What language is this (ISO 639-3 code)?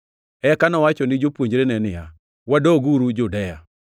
luo